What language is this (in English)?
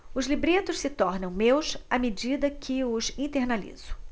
Portuguese